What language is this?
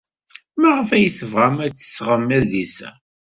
Kabyle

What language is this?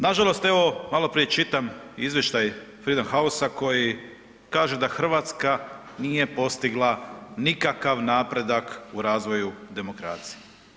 Croatian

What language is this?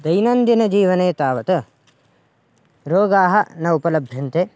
Sanskrit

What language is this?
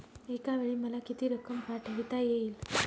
Marathi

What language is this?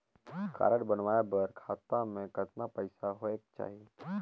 Chhattisgarhi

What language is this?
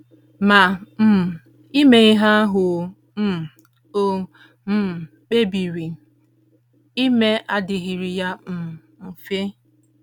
Igbo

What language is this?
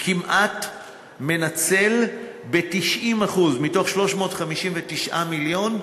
Hebrew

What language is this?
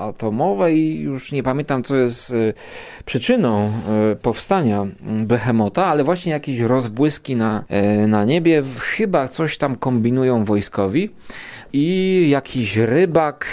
Polish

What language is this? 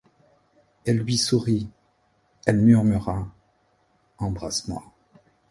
French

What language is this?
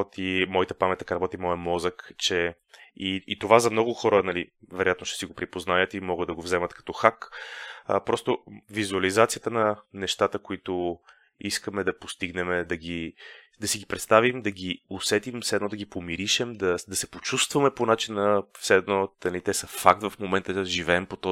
Bulgarian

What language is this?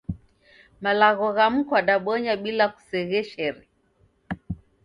Taita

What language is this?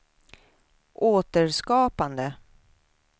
Swedish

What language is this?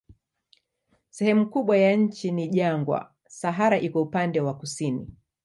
Swahili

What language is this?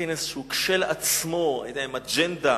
Hebrew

